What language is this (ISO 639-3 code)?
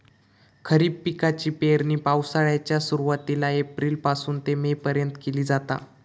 mar